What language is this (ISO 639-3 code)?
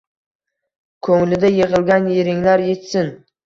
uzb